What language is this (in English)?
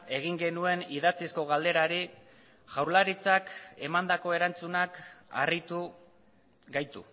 Basque